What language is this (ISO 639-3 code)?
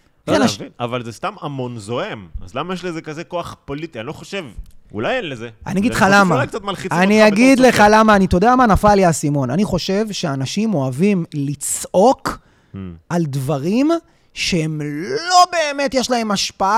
heb